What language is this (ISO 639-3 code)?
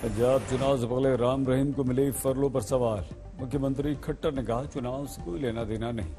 hin